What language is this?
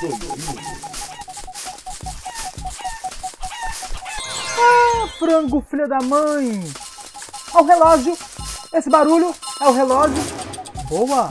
Portuguese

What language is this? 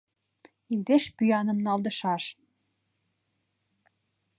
Mari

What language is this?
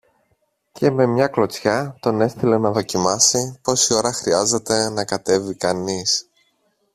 Greek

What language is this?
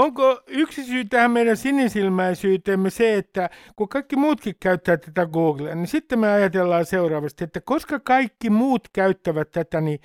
Finnish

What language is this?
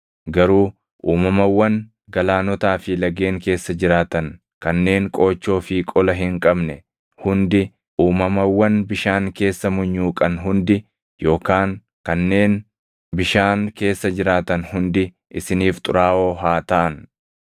Oromo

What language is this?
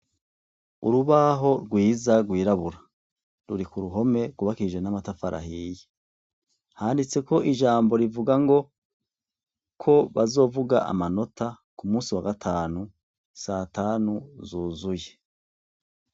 Rundi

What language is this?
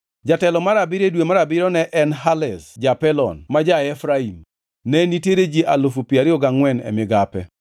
Luo (Kenya and Tanzania)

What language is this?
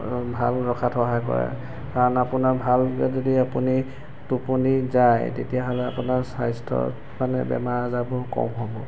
Assamese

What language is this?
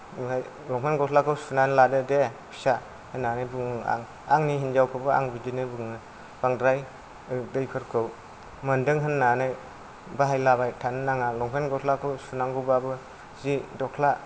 Bodo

